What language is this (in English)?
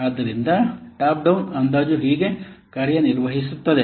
Kannada